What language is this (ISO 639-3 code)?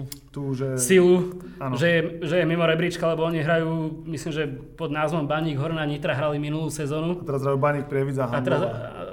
slk